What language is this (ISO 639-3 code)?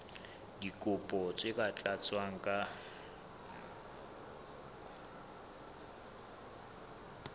sot